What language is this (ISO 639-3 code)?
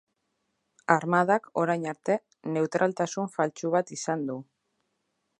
eus